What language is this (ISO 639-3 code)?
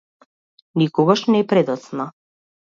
mkd